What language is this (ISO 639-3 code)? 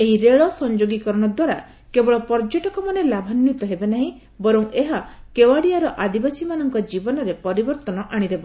ori